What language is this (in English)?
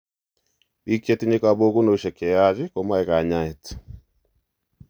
Kalenjin